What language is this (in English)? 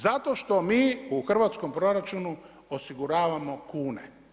Croatian